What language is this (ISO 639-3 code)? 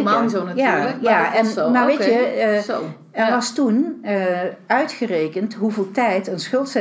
nld